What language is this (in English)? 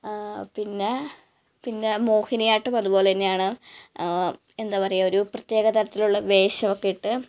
Malayalam